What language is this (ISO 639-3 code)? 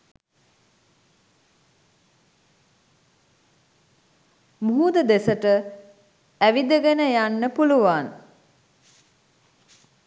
sin